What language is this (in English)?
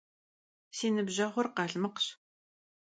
Kabardian